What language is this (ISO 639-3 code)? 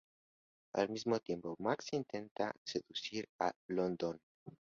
spa